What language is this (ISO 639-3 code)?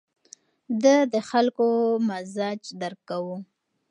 pus